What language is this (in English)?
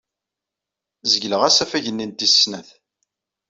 Kabyle